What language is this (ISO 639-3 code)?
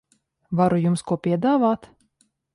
lav